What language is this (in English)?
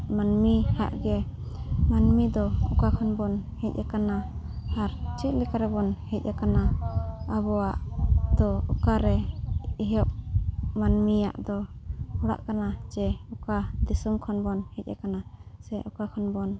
Santali